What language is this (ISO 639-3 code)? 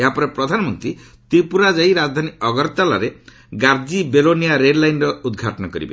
ori